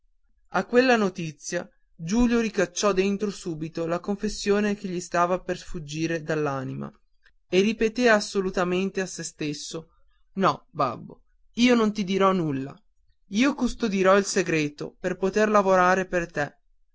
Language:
Italian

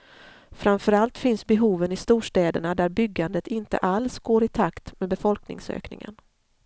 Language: Swedish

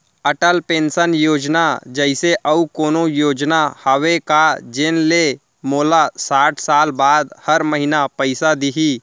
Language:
Chhattisgarhi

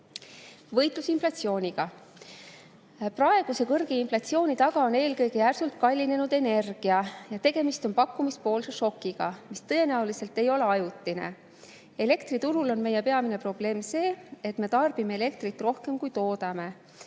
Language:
Estonian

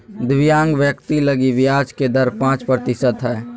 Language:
Magahi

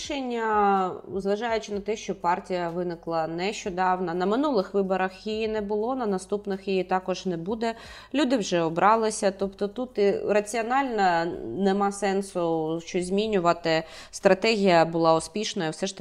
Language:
Ukrainian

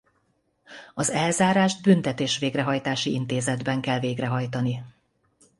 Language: Hungarian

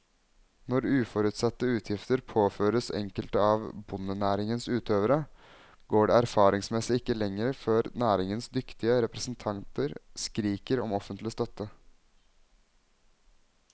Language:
Norwegian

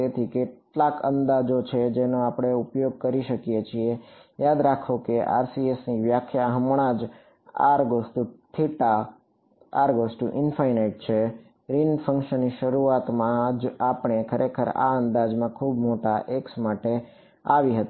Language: Gujarati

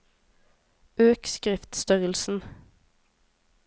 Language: Norwegian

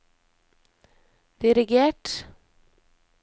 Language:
Norwegian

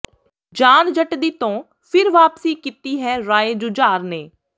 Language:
Punjabi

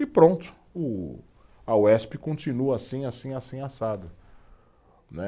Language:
Portuguese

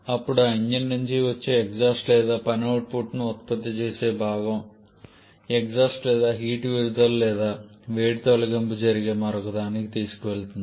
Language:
Telugu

